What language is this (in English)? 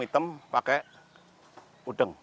Indonesian